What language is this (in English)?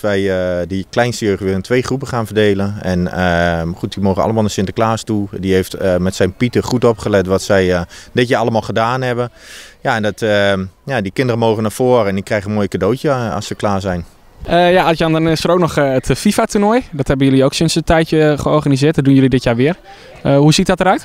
Dutch